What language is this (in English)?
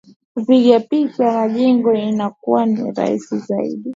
Swahili